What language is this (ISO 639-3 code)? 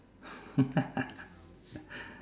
eng